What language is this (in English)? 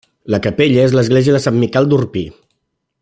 Catalan